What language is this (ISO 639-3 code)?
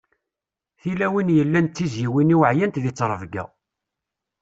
kab